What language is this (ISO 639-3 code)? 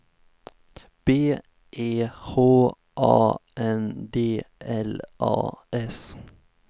swe